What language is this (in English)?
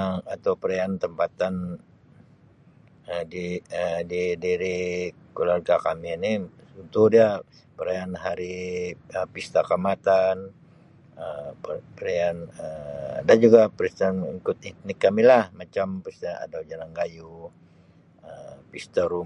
Sabah Malay